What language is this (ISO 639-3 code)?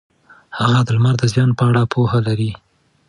pus